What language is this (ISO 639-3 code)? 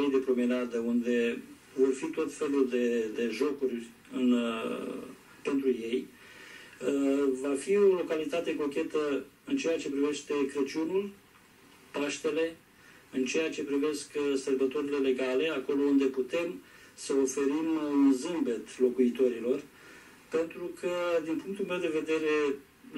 ron